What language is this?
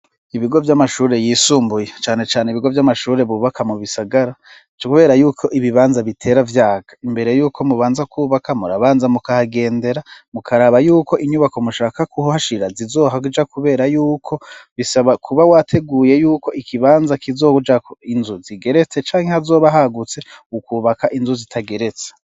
Rundi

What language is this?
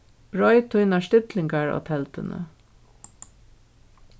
Faroese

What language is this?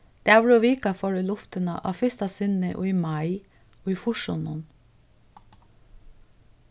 Faroese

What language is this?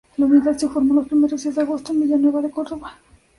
Spanish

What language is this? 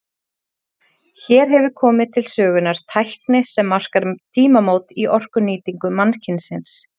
Icelandic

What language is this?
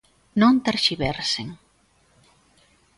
Galician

